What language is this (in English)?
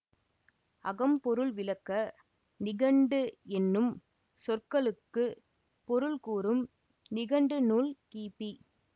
Tamil